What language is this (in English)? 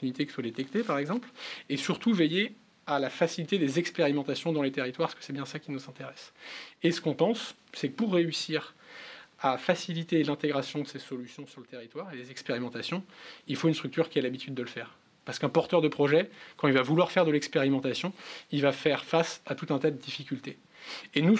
French